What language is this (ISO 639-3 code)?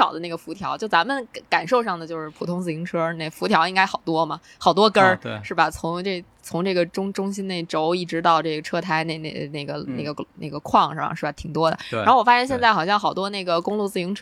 zho